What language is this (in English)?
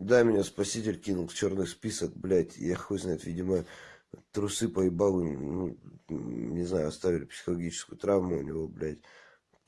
Russian